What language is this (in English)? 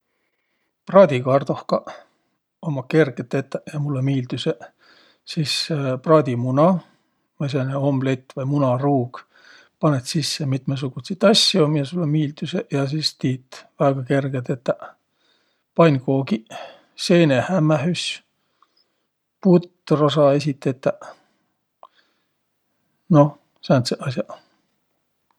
Võro